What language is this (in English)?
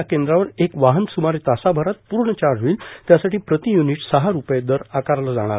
Marathi